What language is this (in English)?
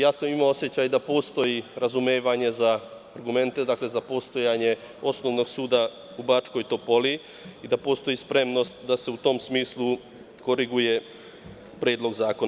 Serbian